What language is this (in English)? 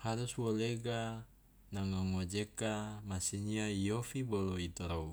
Loloda